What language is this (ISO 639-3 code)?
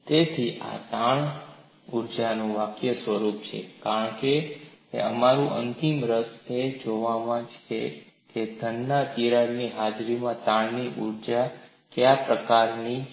guj